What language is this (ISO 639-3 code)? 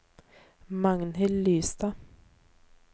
nor